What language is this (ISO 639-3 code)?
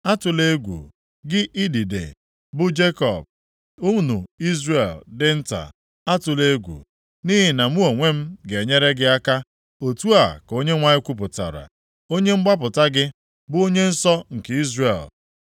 ibo